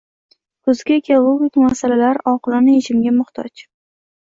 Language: Uzbek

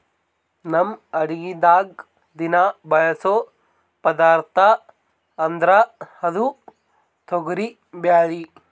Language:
Kannada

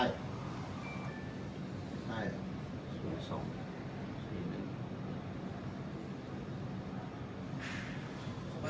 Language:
Thai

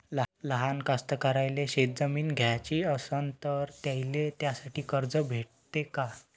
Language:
Marathi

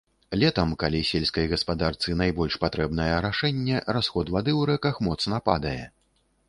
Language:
Belarusian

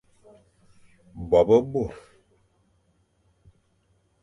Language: Fang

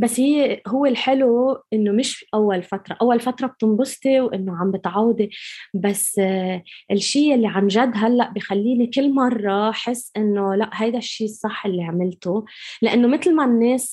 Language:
Arabic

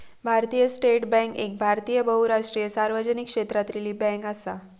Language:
Marathi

